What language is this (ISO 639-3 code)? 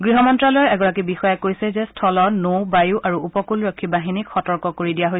asm